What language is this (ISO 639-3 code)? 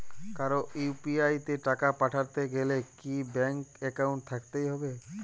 ben